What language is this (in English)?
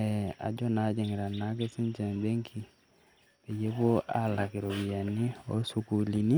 Masai